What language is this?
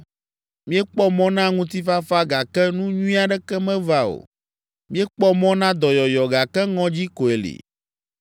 Ewe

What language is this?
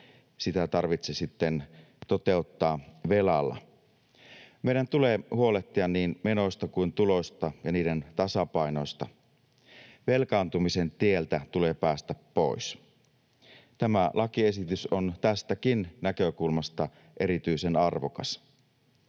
Finnish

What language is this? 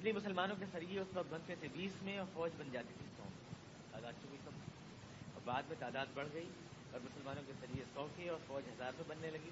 Urdu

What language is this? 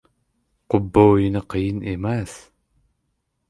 Uzbek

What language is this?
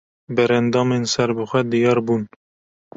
Kurdish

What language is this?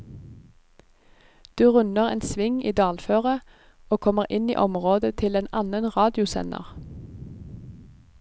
Norwegian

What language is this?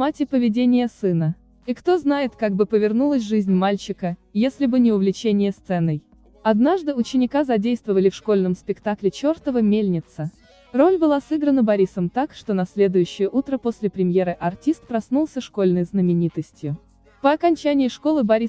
Russian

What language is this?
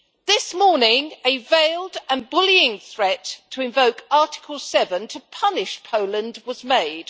English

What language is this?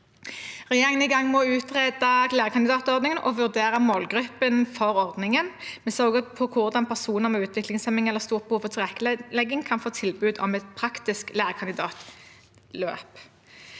Norwegian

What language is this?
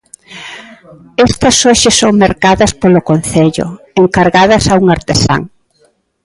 Galician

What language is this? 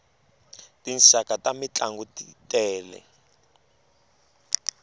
Tsonga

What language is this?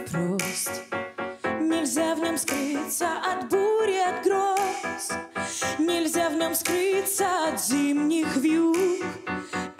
Russian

